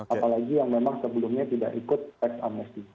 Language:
Indonesian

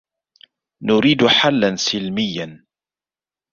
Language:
Arabic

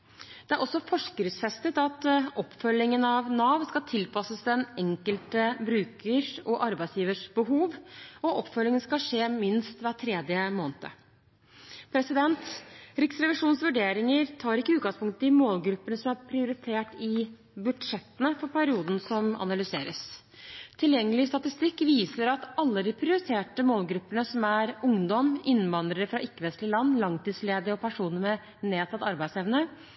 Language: Norwegian Bokmål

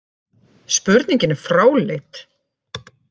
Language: Icelandic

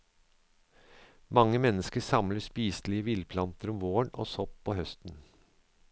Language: Norwegian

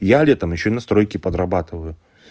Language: Russian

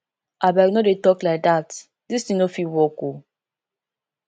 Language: Nigerian Pidgin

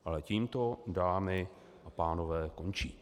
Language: Czech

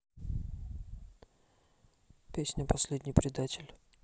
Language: Russian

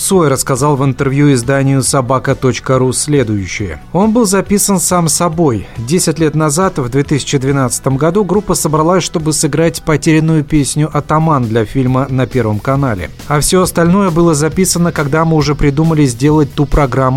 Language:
Russian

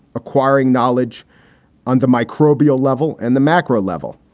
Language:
English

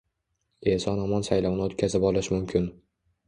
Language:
Uzbek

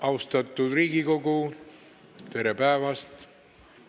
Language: Estonian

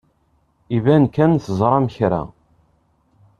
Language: Kabyle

